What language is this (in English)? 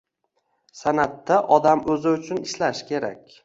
Uzbek